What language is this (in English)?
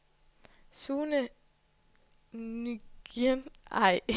Danish